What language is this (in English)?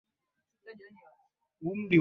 Swahili